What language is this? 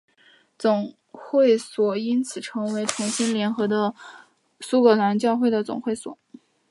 Chinese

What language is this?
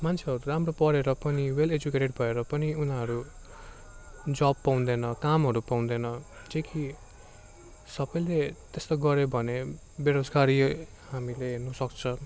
Nepali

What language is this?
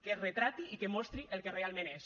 Catalan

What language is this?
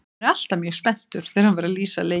Icelandic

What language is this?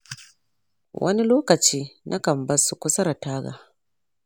Hausa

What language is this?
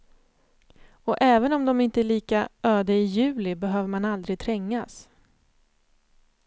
Swedish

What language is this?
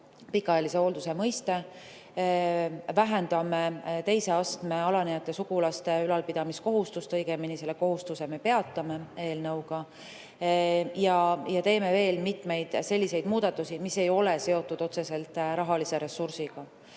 Estonian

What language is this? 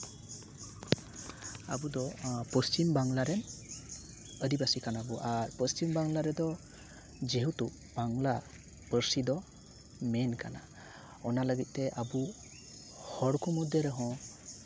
Santali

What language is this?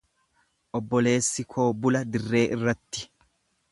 Oromo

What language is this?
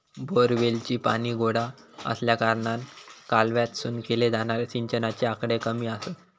Marathi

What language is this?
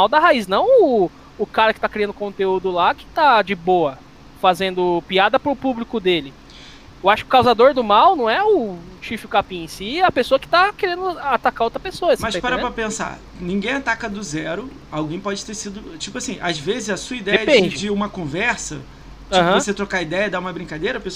Portuguese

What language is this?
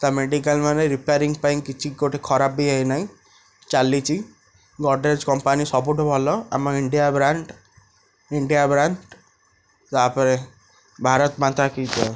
Odia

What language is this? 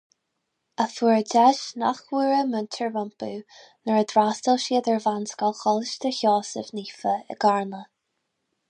Irish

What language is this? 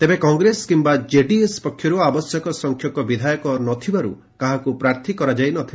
Odia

